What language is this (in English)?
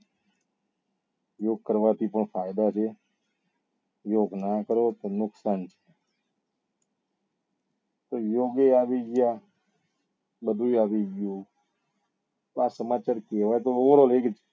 Gujarati